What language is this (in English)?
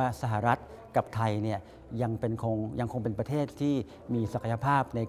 Thai